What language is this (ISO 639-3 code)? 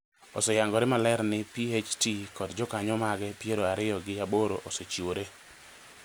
luo